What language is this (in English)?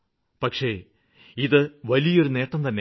Malayalam